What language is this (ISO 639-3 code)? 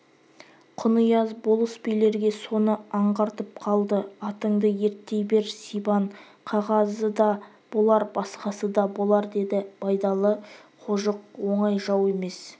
kaz